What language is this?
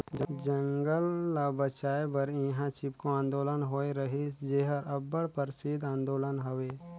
Chhattisgarhi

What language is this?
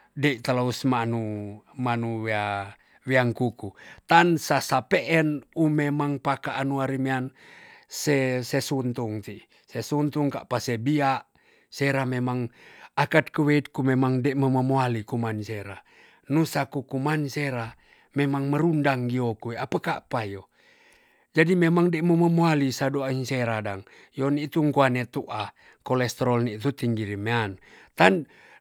Tonsea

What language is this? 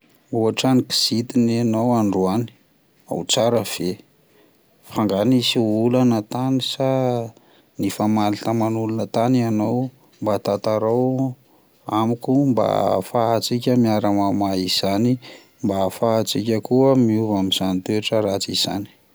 Malagasy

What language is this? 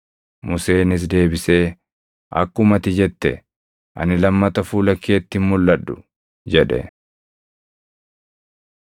Oromo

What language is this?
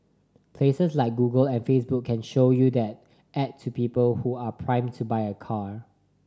English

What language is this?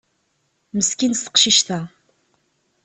Kabyle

